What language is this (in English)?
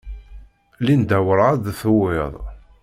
Kabyle